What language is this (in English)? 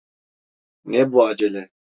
Turkish